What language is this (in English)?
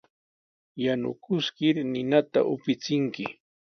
Sihuas Ancash Quechua